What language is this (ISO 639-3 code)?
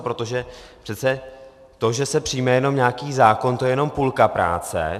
ces